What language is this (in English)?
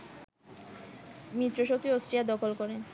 Bangla